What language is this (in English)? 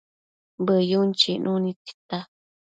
Matsés